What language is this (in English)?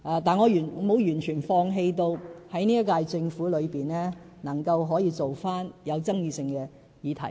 Cantonese